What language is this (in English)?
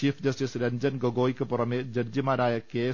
Malayalam